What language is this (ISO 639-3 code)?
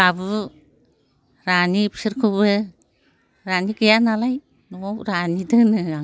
brx